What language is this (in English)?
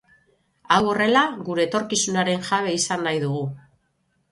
Basque